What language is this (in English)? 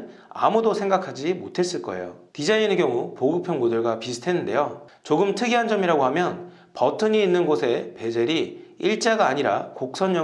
Korean